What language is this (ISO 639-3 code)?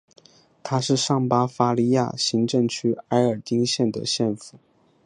zho